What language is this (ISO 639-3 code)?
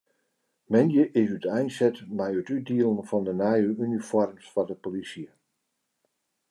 fry